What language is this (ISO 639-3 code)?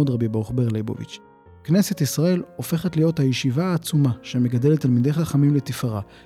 heb